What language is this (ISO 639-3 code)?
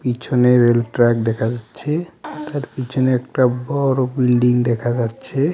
ben